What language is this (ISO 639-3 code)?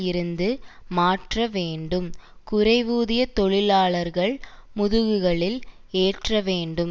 tam